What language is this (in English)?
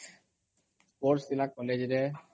Odia